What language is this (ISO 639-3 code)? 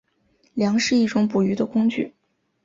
zho